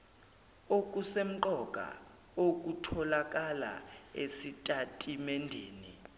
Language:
Zulu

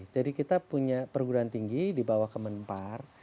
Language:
Indonesian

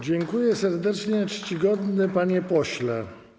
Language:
Polish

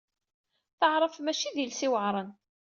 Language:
Kabyle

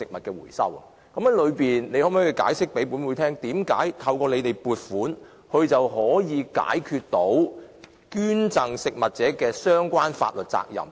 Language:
Cantonese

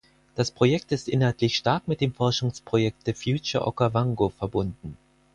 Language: German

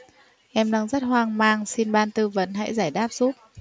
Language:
Vietnamese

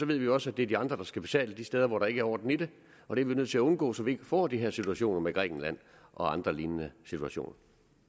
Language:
Danish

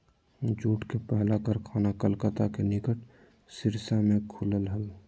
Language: Magahi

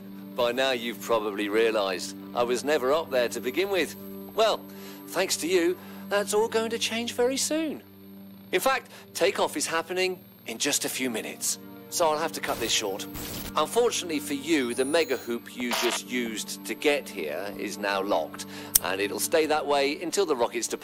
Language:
Japanese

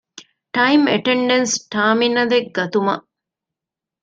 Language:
Divehi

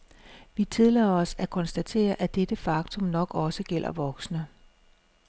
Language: Danish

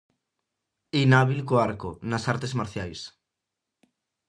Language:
Galician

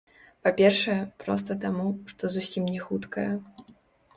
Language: Belarusian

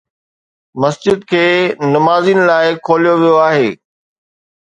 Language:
Sindhi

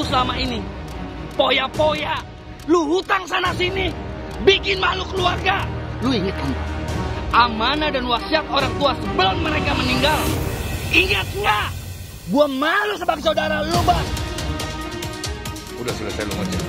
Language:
Indonesian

